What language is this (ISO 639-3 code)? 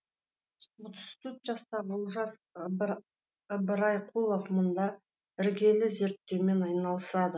kaz